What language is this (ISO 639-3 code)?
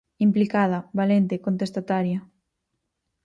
glg